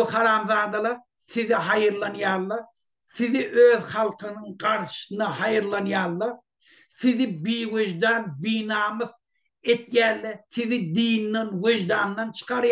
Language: Turkish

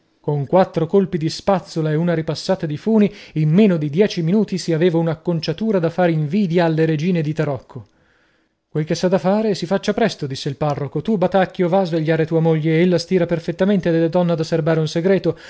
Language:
Italian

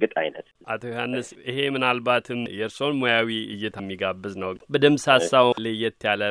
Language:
Amharic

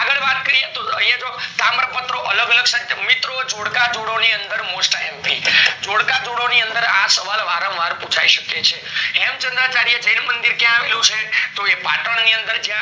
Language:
Gujarati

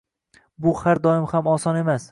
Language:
Uzbek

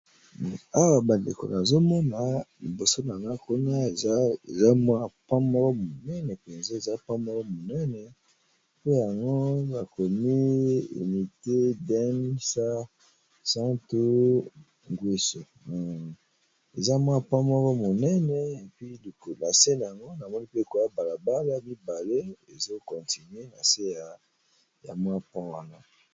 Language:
Lingala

